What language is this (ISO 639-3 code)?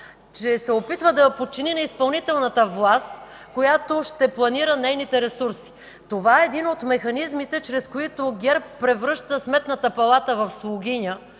bul